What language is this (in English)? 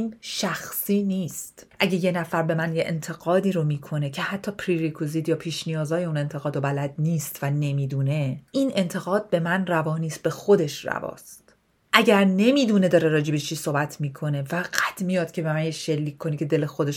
Persian